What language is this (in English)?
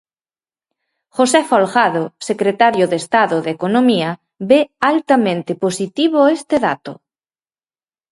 Galician